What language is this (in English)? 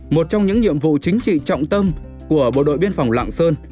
Vietnamese